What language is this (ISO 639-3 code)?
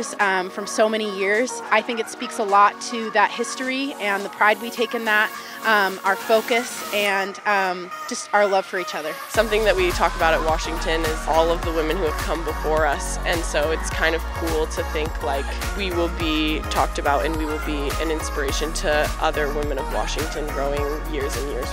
eng